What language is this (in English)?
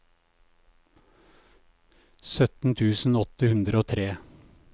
Norwegian